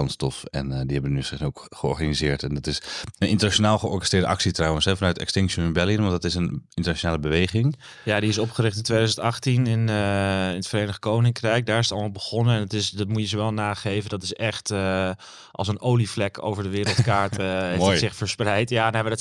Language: Dutch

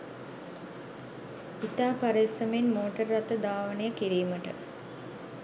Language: Sinhala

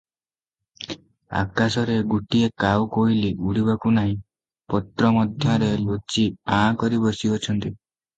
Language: Odia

